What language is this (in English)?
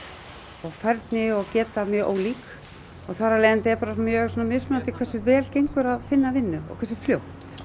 Icelandic